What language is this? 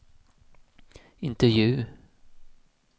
Swedish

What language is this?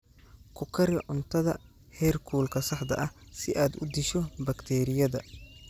Somali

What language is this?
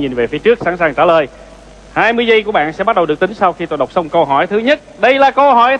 Vietnamese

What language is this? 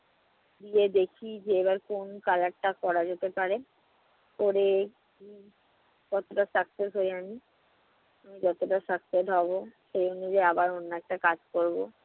Bangla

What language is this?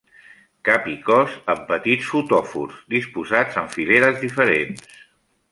Catalan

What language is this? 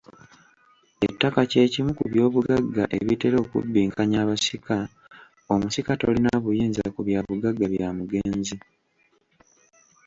Ganda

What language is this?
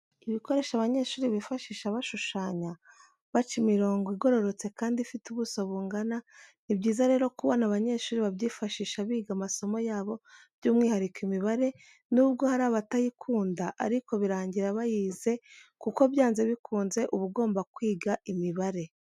Kinyarwanda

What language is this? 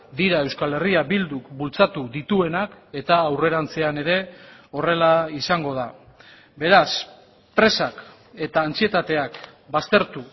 Basque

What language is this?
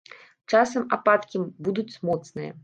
Belarusian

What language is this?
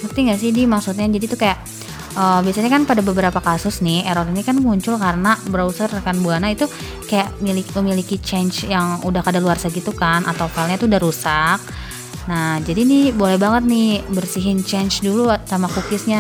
Indonesian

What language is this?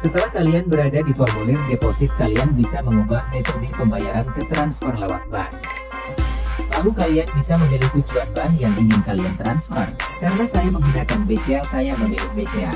Indonesian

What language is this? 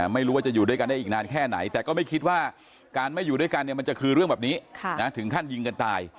Thai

